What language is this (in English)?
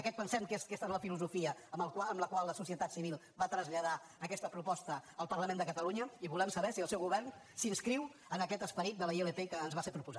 Catalan